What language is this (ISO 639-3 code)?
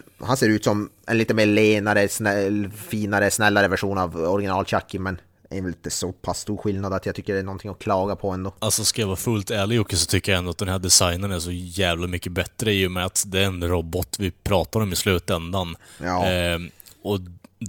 swe